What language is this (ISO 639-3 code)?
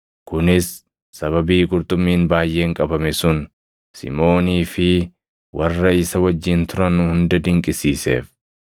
orm